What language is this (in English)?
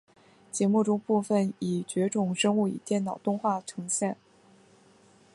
Chinese